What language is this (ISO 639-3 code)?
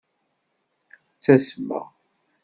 kab